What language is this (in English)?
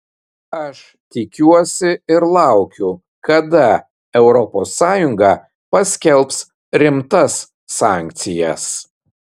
Lithuanian